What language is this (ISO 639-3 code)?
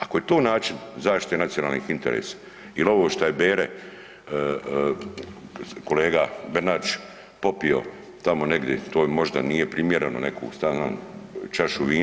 hrv